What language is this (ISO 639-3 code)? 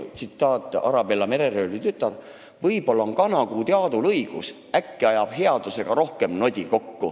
est